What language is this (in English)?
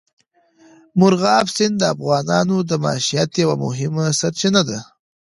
Pashto